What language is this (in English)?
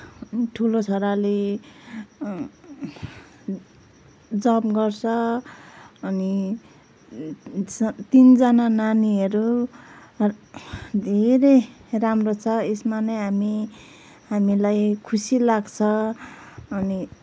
Nepali